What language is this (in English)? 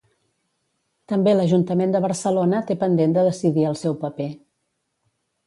Catalan